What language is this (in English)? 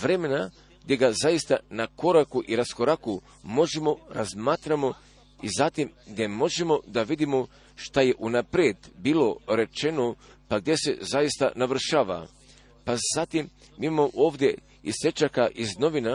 Croatian